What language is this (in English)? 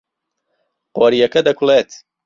Central Kurdish